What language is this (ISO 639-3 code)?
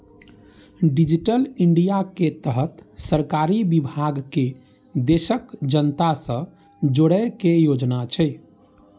mai